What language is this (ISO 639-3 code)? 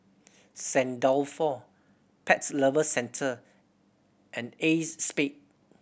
eng